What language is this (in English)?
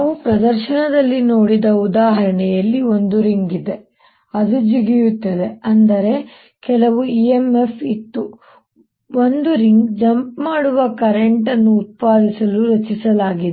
Kannada